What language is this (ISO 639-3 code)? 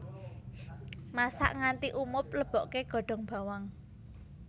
jav